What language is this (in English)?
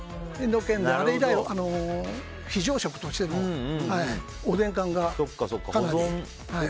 Japanese